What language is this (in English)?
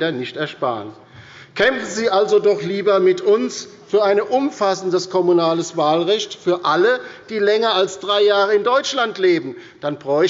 German